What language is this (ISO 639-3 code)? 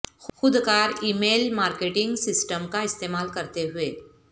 urd